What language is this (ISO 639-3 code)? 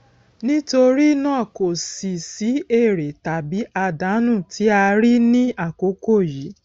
yor